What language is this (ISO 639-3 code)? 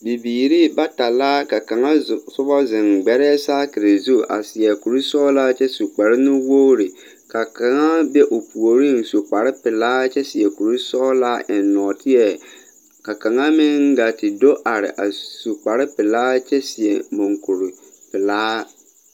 dga